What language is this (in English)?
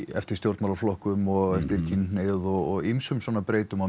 Icelandic